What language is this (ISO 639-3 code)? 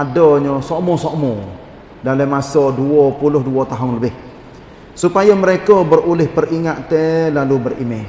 msa